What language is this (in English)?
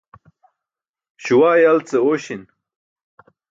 Burushaski